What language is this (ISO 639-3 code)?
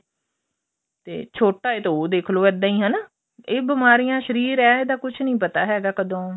pan